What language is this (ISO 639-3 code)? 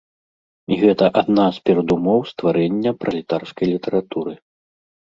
bel